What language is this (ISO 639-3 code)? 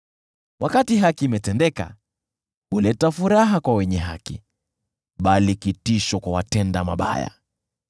swa